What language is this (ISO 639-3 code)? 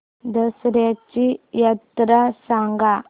mar